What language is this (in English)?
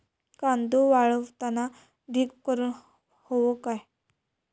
Marathi